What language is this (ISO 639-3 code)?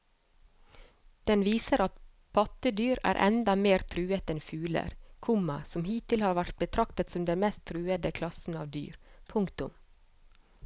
nor